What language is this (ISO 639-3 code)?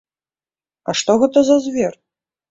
bel